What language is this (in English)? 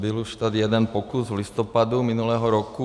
Czech